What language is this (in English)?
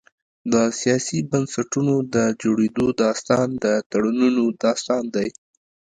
Pashto